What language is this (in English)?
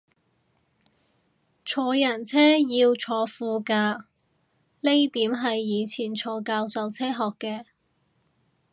Cantonese